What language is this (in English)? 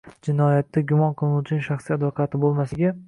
Uzbek